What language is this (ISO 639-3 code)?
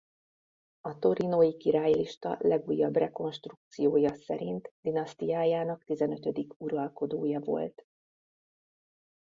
hun